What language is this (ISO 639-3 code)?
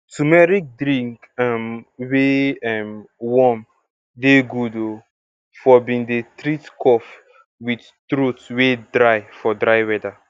pcm